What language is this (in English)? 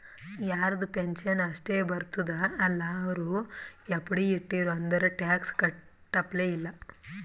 Kannada